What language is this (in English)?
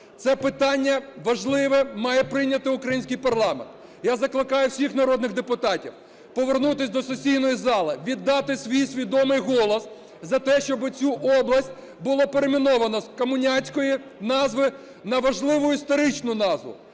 Ukrainian